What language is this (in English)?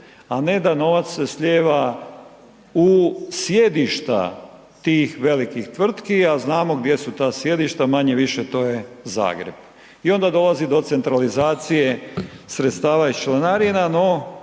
Croatian